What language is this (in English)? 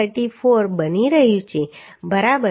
Gujarati